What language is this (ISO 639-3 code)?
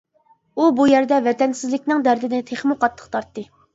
uig